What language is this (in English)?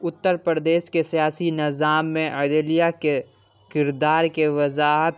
Urdu